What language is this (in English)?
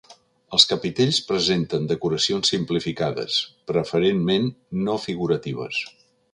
Catalan